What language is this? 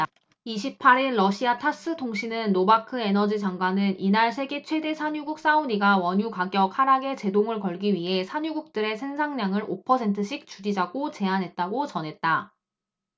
Korean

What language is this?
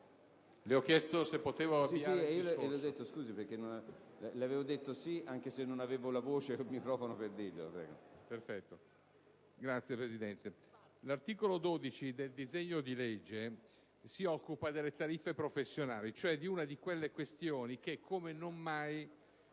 Italian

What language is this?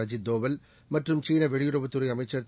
Tamil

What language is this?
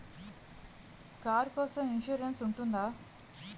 Telugu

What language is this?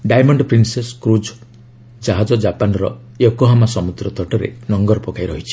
Odia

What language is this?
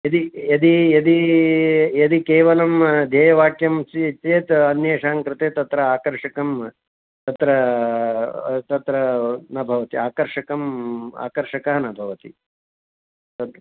Sanskrit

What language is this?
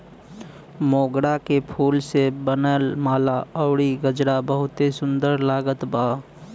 Bhojpuri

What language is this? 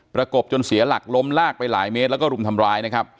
Thai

